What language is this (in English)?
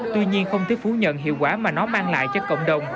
Vietnamese